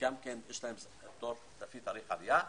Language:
Hebrew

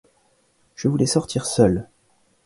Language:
French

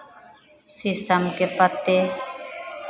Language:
Hindi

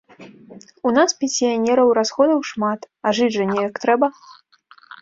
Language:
Belarusian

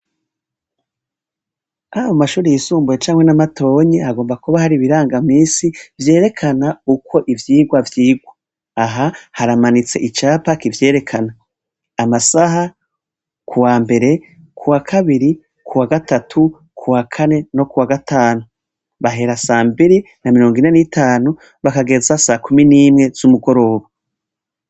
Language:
Rundi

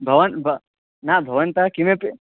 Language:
Sanskrit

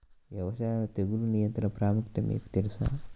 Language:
Telugu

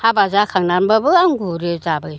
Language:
Bodo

